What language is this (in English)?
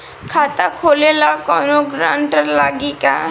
Bhojpuri